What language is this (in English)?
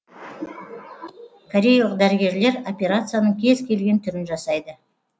Kazakh